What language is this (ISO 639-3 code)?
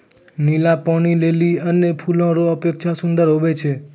mai